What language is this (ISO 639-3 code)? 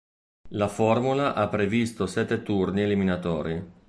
ita